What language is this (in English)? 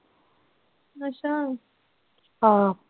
Punjabi